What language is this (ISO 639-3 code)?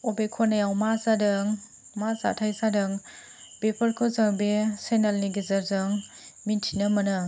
brx